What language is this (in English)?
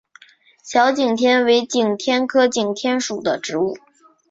Chinese